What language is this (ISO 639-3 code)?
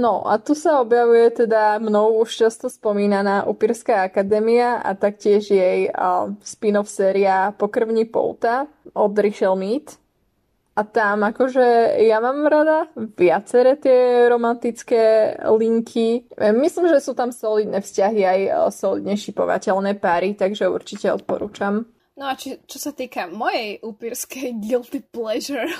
slk